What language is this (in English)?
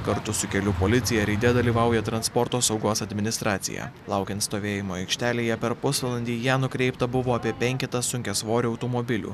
Lithuanian